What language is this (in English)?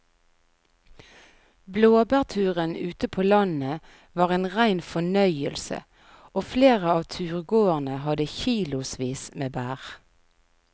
Norwegian